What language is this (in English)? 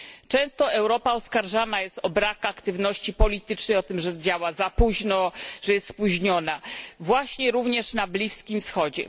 Polish